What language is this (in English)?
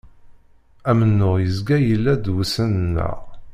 Kabyle